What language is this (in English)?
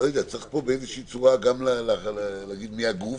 Hebrew